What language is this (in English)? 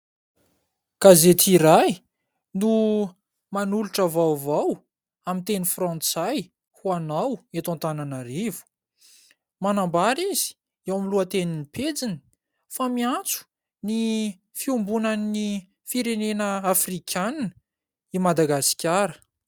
Malagasy